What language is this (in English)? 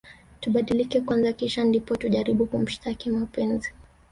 Swahili